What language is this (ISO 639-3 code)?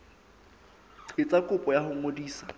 sot